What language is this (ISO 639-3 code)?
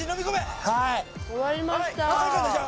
jpn